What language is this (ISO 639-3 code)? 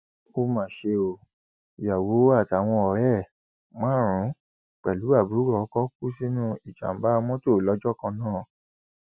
yor